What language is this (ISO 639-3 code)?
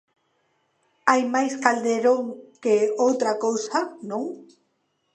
glg